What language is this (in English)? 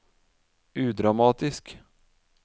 Norwegian